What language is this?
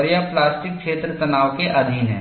Hindi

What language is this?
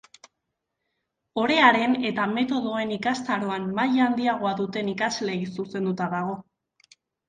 Basque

